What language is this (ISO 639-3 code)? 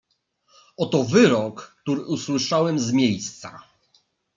pol